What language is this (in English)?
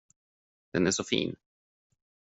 Swedish